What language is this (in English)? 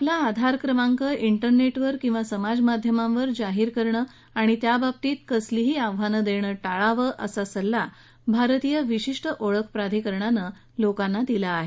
Marathi